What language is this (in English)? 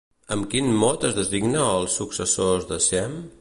Catalan